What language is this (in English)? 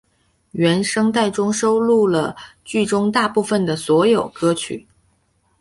Chinese